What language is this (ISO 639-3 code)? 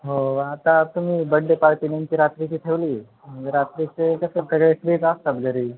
mar